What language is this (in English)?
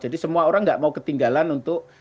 Indonesian